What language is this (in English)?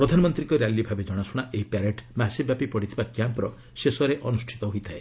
Odia